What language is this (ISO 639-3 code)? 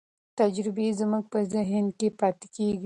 pus